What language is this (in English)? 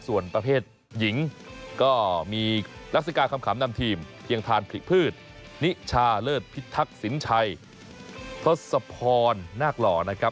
Thai